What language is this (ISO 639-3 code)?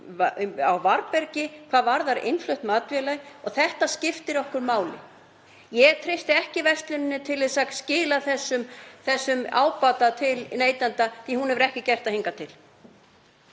isl